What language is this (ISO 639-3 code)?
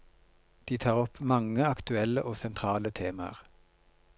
nor